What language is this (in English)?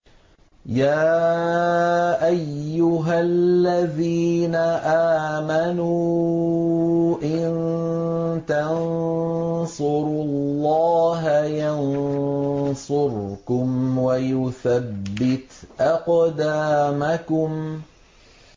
Arabic